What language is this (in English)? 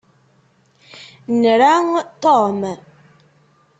Kabyle